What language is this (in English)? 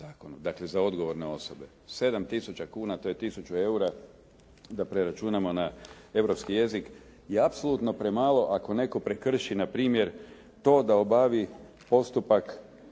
Croatian